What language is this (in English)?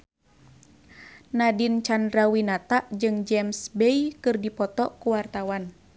Sundanese